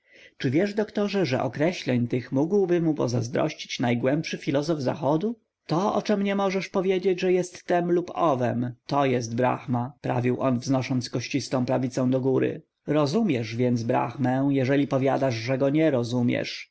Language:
Polish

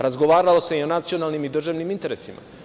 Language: Serbian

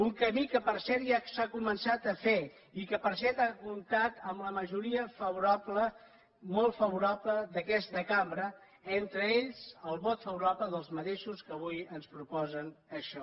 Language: Catalan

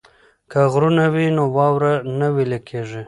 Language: Pashto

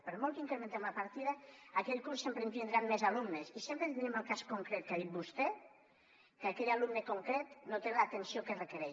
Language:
Catalan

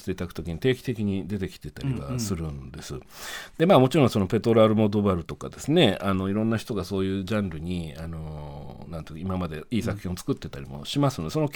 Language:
Japanese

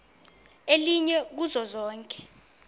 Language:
Xhosa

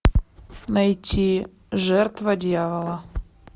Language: Russian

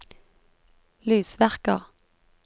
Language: Norwegian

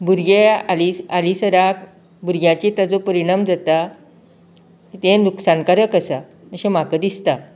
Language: Konkani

